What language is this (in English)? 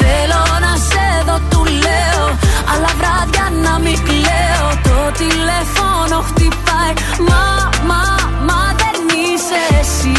Greek